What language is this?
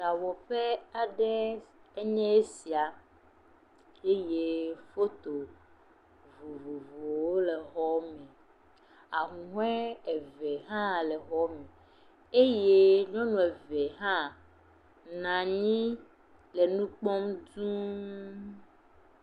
Ewe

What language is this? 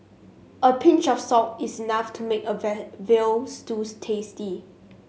English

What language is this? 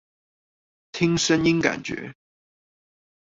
Chinese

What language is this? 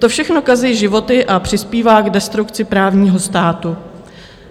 Czech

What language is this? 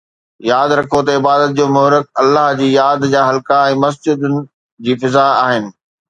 Sindhi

